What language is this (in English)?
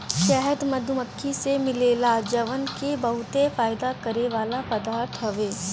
Bhojpuri